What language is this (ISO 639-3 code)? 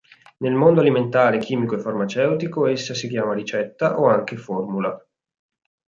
ita